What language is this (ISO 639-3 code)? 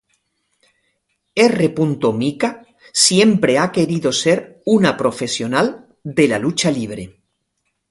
spa